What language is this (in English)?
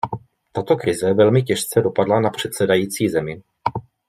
Czech